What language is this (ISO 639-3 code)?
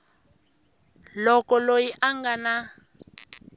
tso